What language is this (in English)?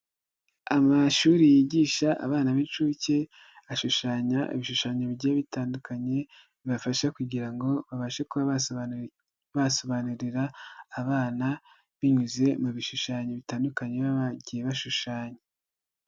Kinyarwanda